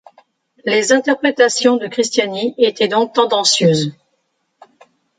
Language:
French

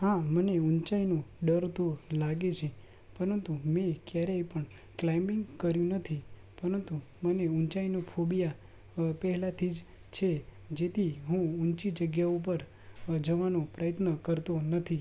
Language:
Gujarati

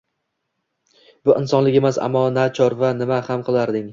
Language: Uzbek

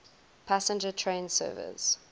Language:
English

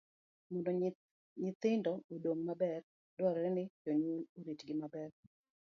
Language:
Luo (Kenya and Tanzania)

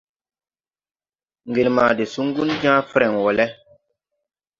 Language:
Tupuri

